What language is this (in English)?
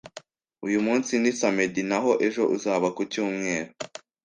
Kinyarwanda